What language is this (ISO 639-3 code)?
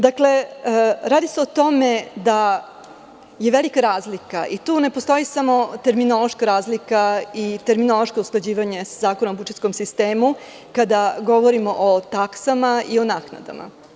srp